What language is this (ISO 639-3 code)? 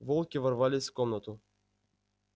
rus